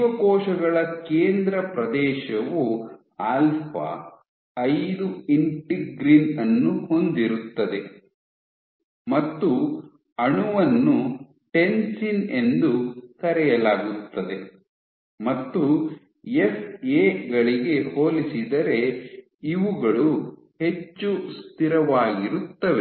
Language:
Kannada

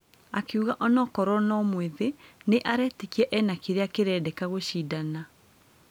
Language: Kikuyu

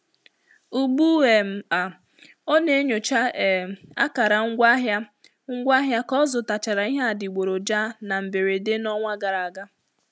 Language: Igbo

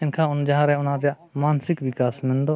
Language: Santali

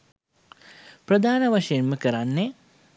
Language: Sinhala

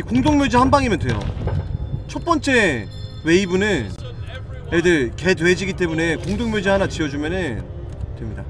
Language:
Korean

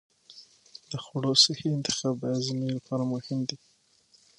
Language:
Pashto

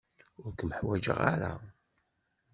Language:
Kabyle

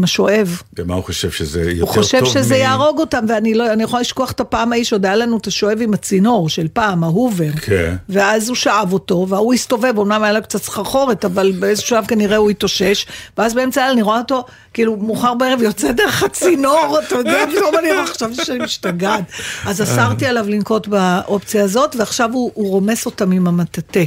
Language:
Hebrew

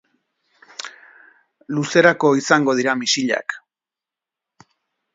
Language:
Basque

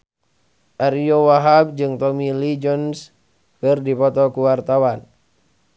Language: Sundanese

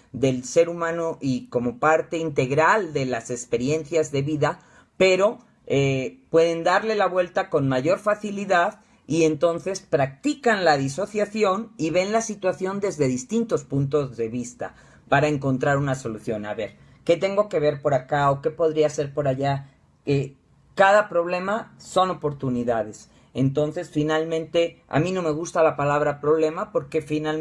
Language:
Spanish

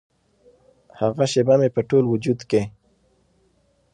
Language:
Pashto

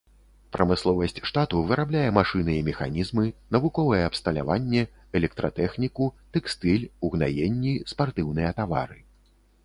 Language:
Belarusian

